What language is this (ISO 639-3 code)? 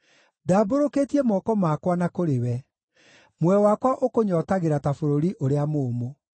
kik